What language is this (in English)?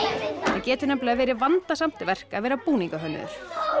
Icelandic